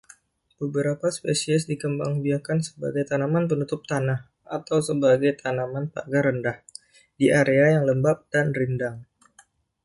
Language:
Indonesian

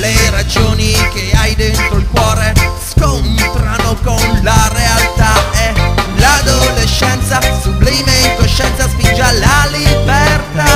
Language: Czech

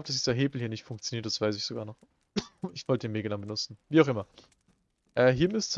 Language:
German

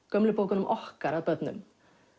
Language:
Icelandic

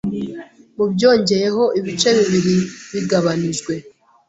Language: Kinyarwanda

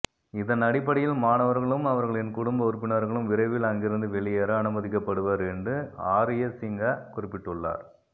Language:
Tamil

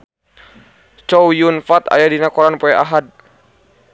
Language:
Sundanese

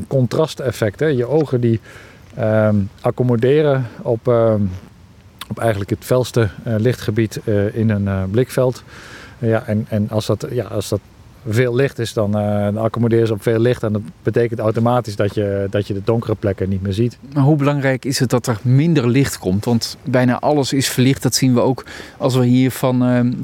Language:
Dutch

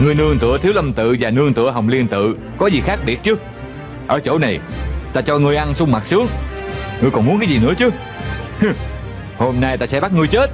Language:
Vietnamese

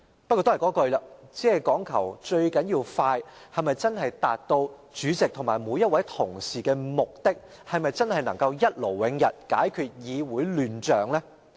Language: Cantonese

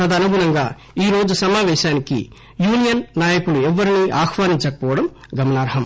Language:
Telugu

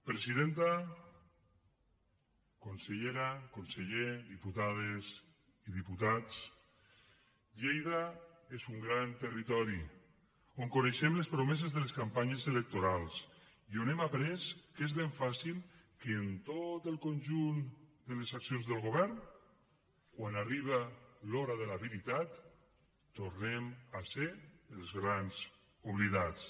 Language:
Catalan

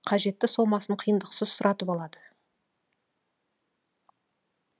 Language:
Kazakh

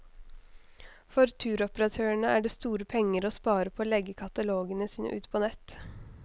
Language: Norwegian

